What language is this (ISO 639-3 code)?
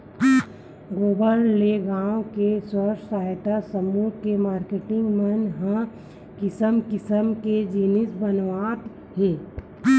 hne